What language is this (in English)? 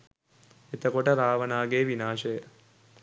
Sinhala